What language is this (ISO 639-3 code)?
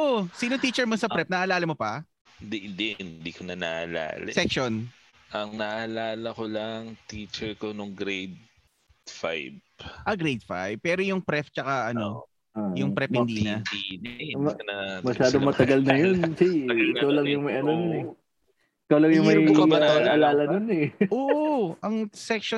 fil